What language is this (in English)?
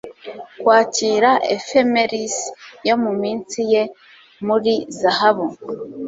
Kinyarwanda